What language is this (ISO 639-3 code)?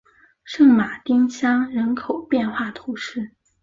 zho